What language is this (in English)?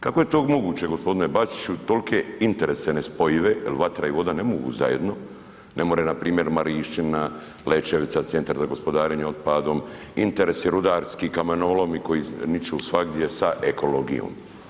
Croatian